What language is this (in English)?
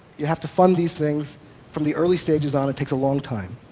English